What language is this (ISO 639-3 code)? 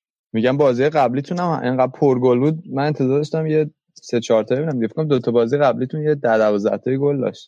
fas